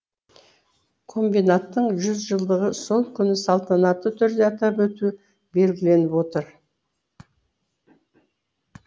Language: Kazakh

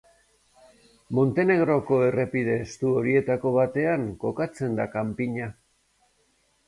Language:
Basque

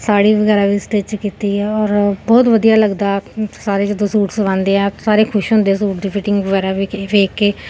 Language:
Punjabi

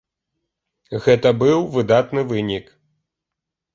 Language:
Belarusian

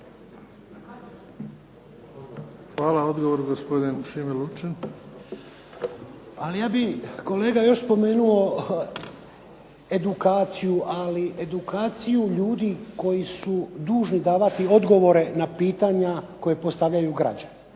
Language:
Croatian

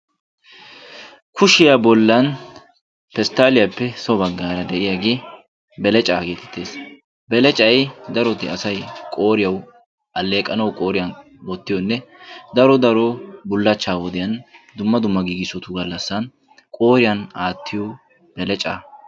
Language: Wolaytta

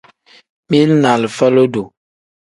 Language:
Tem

